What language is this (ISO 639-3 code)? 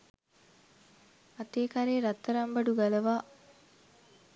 sin